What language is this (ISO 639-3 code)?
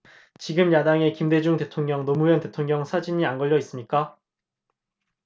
kor